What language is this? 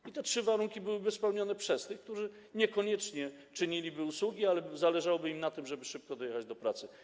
Polish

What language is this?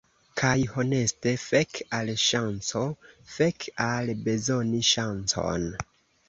Esperanto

